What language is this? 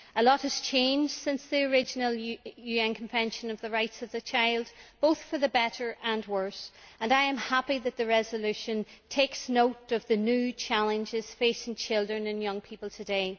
English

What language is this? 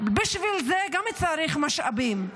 Hebrew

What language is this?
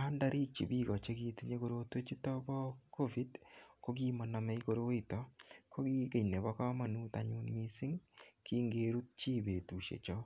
Kalenjin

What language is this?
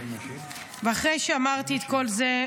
Hebrew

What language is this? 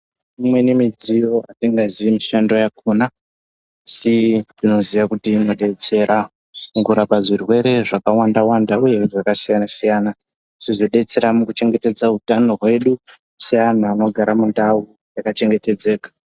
Ndau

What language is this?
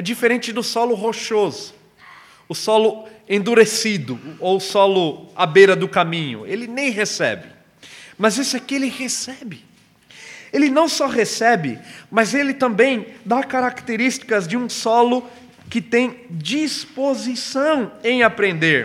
Portuguese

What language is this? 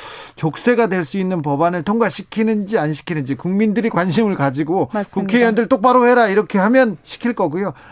Korean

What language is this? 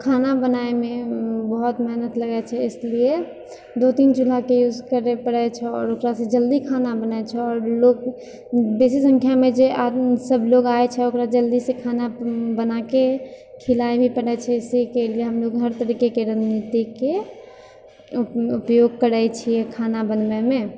Maithili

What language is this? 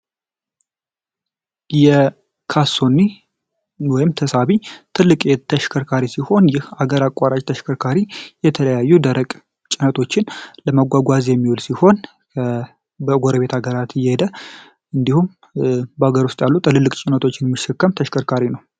Amharic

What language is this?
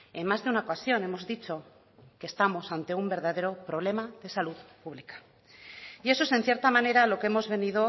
Spanish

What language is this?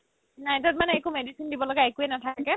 Assamese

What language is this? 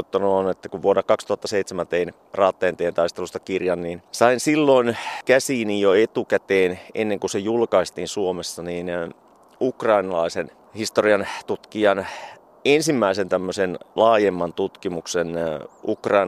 Finnish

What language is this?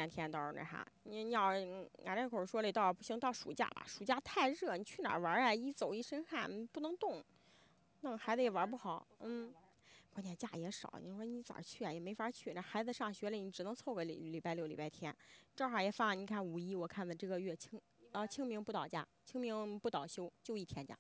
Chinese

